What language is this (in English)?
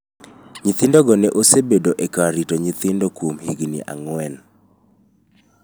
Luo (Kenya and Tanzania)